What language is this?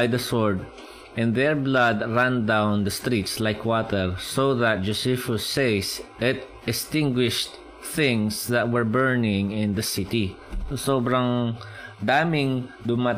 Filipino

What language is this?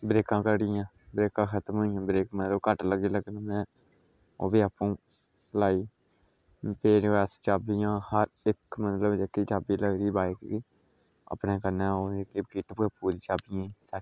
Dogri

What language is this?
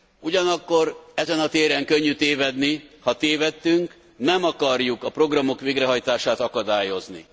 Hungarian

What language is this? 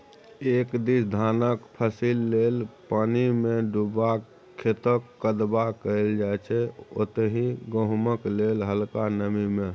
Maithili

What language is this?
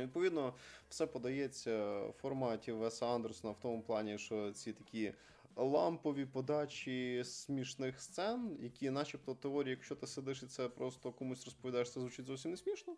Ukrainian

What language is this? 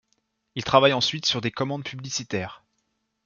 French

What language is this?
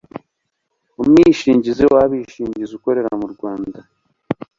Kinyarwanda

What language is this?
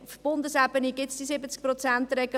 Swiss German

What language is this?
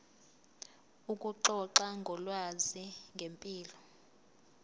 Zulu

